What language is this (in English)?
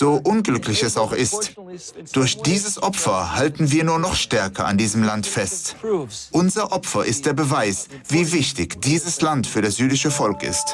German